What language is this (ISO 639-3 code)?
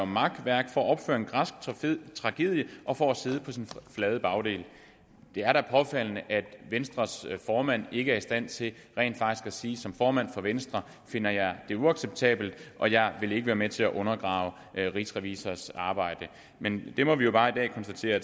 dan